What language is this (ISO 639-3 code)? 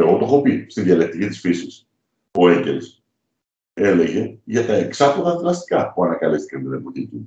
ell